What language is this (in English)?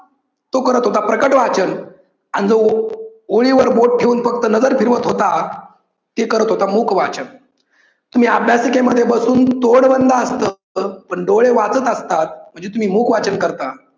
Marathi